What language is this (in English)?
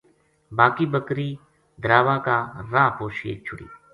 Gujari